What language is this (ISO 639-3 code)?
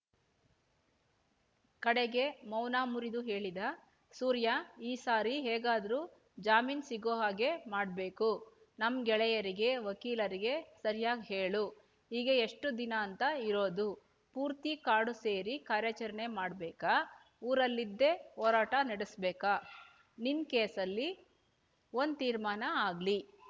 kan